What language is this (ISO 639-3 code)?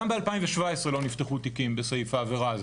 heb